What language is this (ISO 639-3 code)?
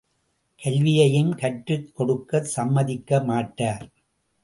tam